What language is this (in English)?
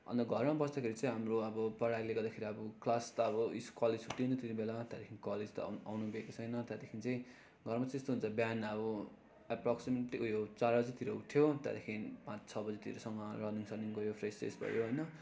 Nepali